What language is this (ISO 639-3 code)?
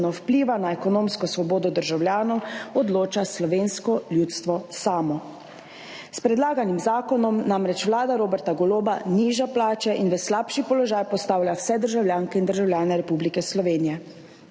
slv